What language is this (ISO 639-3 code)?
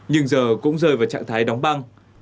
vie